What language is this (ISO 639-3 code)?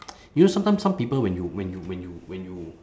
eng